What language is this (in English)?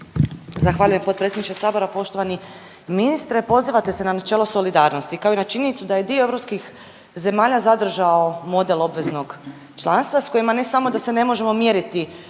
Croatian